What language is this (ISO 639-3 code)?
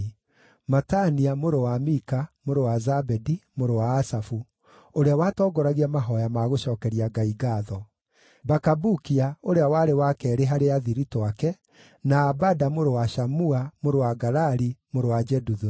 kik